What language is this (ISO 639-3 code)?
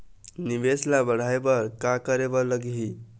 hne